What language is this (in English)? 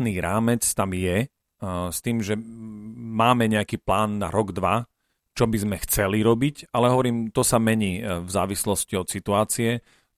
Slovak